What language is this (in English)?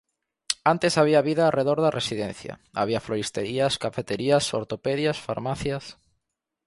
Galician